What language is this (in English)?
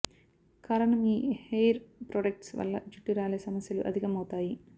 Telugu